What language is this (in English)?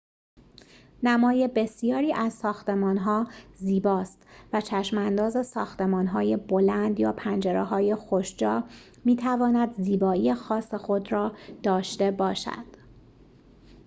Persian